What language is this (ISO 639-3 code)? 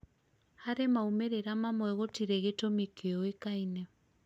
kik